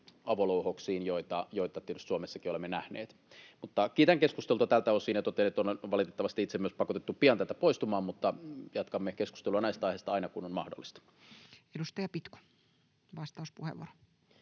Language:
Finnish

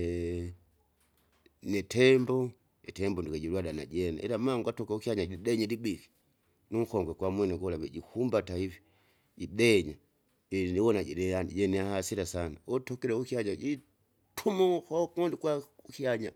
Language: Kinga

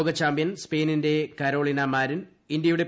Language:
Malayalam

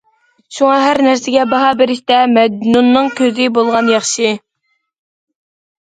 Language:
Uyghur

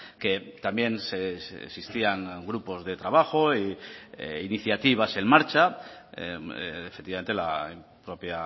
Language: Spanish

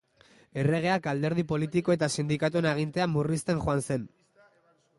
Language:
Basque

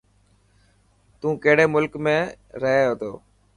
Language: Dhatki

